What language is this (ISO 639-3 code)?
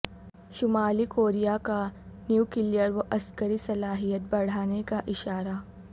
urd